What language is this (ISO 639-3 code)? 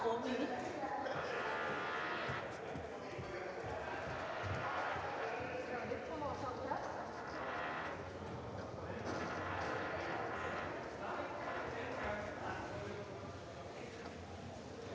dan